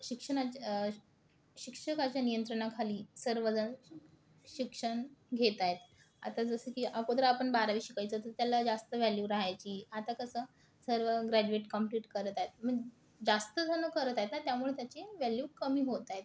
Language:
Marathi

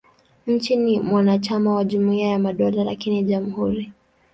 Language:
Swahili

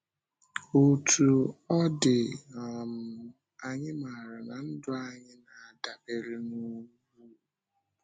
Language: Igbo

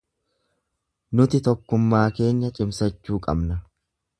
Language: Oromo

